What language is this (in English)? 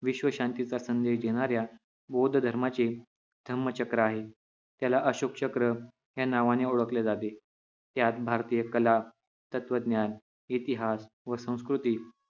Marathi